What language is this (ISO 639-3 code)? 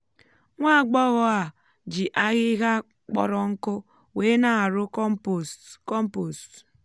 ibo